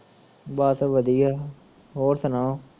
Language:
Punjabi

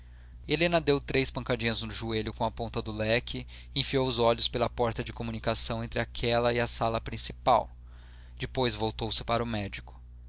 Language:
Portuguese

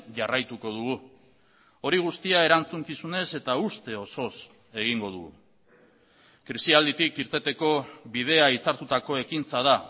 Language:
Basque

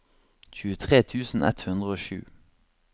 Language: Norwegian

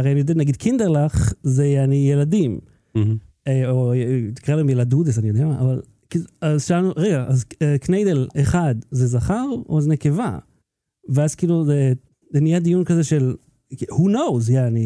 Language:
Hebrew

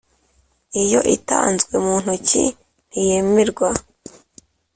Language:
Kinyarwanda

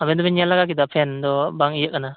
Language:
Santali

